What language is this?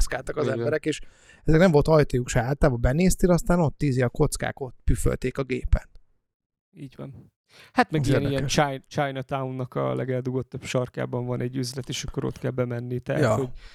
Hungarian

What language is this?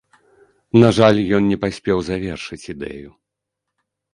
Belarusian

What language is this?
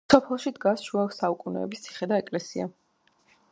Georgian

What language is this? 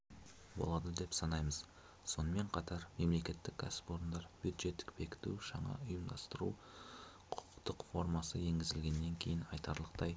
Kazakh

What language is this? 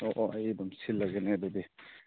Manipuri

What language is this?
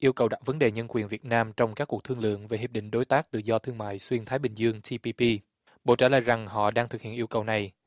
Vietnamese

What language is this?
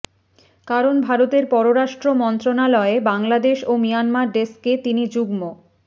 Bangla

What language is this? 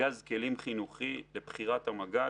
Hebrew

